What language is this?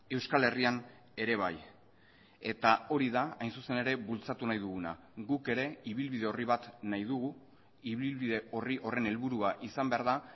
Basque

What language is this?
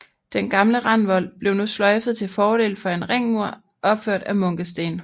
Danish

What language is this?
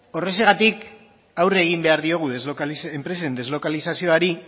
Basque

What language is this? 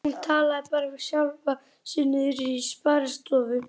Icelandic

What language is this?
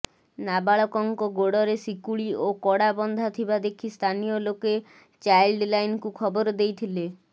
Odia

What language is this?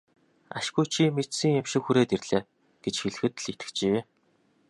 Mongolian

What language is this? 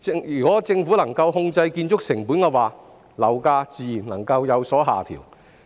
Cantonese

